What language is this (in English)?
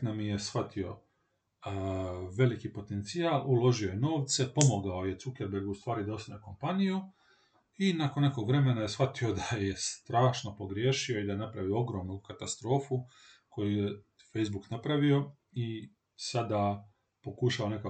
Croatian